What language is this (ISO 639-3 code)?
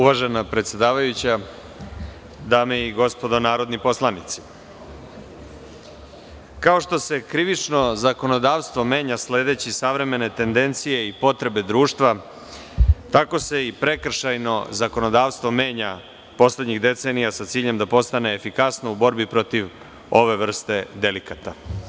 srp